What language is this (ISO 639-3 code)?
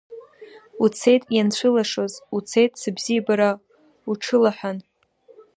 abk